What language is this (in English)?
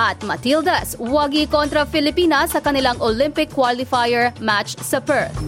Filipino